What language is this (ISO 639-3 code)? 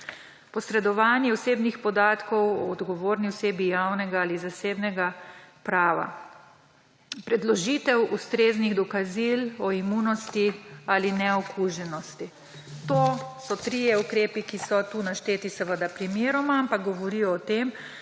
slv